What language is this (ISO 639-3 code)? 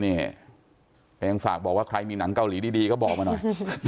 tha